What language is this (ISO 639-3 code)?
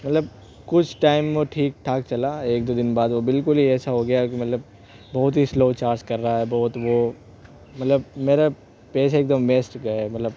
urd